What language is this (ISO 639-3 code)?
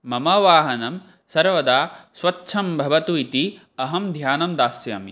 san